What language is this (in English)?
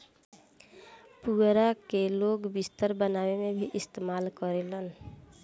Bhojpuri